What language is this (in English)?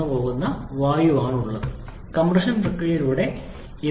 Malayalam